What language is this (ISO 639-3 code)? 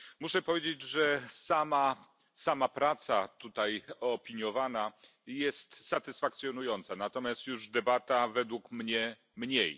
pol